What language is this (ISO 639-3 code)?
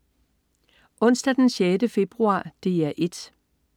dan